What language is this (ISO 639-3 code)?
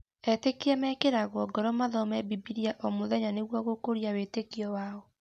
kik